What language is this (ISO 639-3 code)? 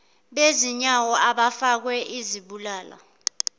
zul